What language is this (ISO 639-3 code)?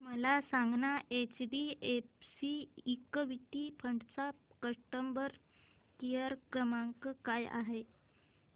mar